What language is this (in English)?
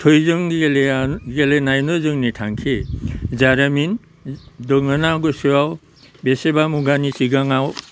Bodo